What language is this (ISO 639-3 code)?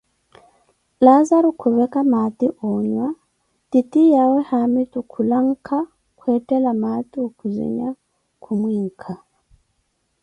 eko